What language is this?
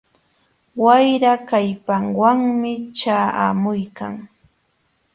Jauja Wanca Quechua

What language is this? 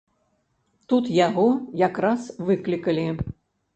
Belarusian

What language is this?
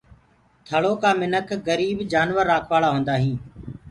Gurgula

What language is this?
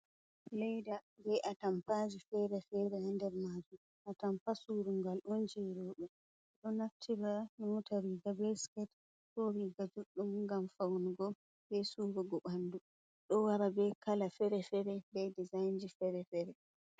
Fula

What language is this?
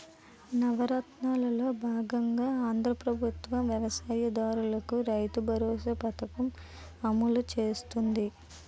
Telugu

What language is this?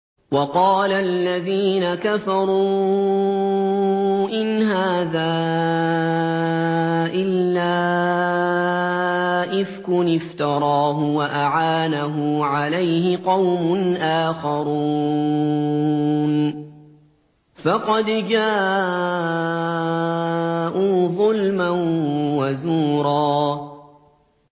Arabic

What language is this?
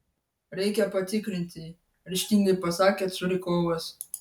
Lithuanian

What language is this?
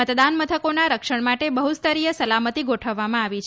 Gujarati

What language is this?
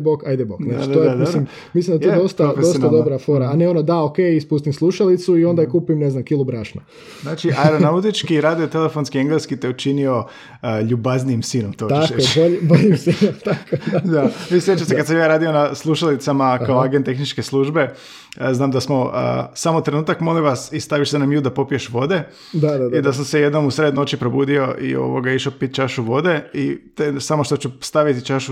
Croatian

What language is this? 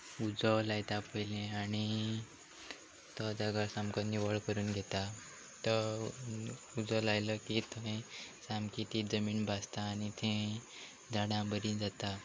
Konkani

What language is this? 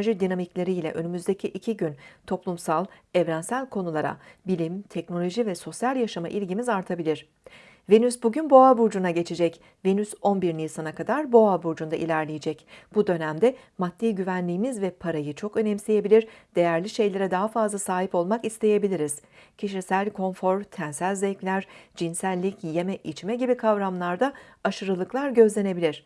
Turkish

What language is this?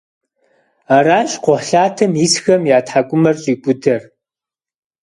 Kabardian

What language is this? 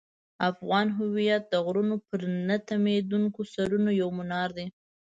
Pashto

